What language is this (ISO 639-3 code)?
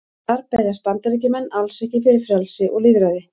isl